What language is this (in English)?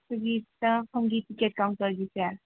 Manipuri